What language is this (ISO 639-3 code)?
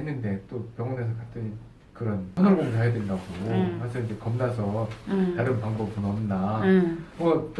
kor